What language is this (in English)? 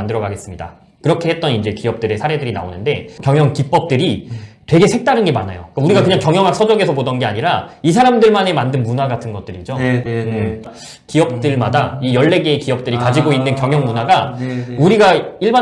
Korean